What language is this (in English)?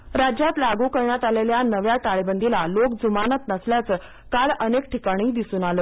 Marathi